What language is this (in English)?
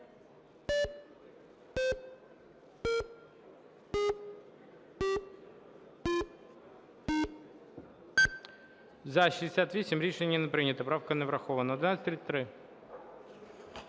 Ukrainian